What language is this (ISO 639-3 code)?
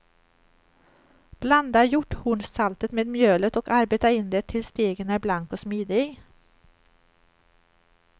swe